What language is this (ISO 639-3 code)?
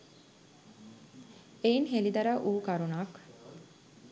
sin